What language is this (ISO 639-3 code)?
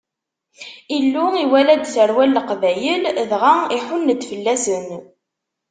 kab